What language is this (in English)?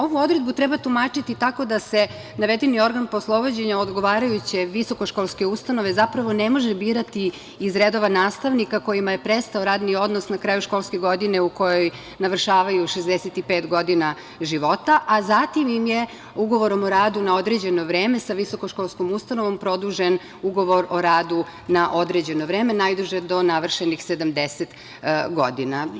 Serbian